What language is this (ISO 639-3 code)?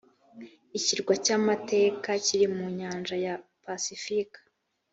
kin